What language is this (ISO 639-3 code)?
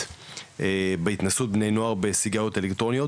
heb